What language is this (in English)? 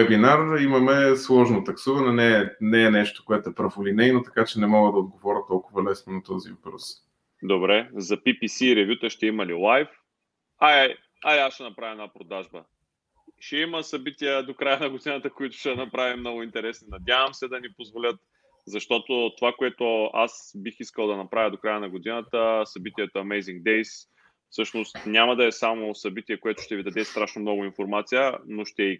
Bulgarian